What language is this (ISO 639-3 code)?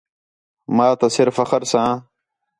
xhe